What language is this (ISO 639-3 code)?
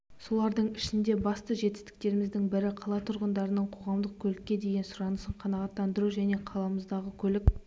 kaz